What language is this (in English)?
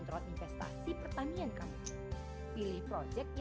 Indonesian